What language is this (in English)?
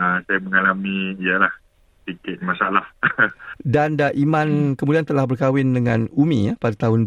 Malay